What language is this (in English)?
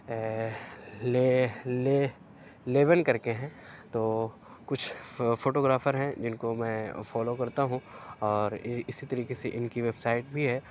Urdu